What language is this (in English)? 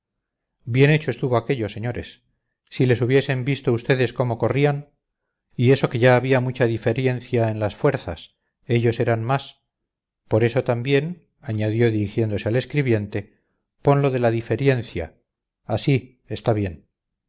Spanish